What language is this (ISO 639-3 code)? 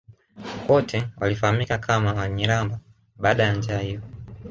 swa